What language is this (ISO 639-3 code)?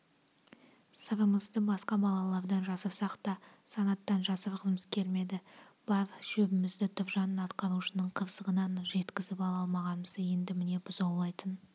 kaz